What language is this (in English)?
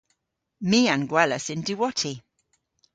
Cornish